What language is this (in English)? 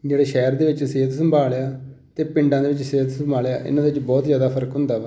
Punjabi